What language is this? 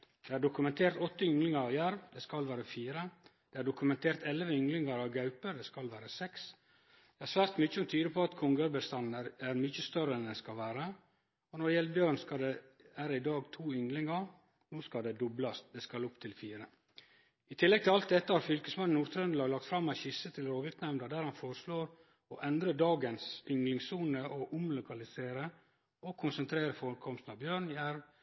Norwegian Nynorsk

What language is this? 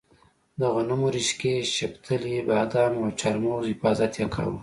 Pashto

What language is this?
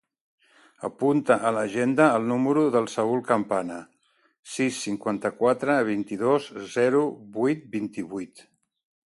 Catalan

